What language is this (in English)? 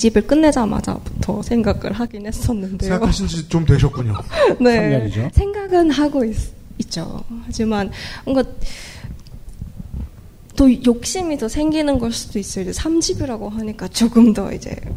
Korean